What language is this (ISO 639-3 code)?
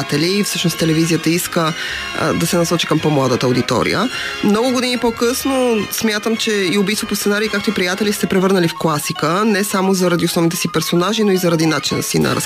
bul